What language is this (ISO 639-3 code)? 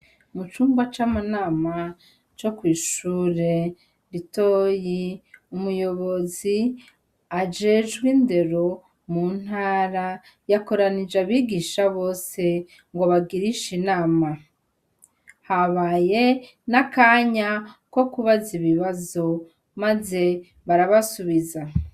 run